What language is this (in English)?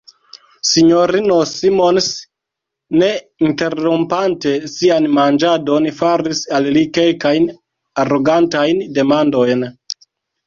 Esperanto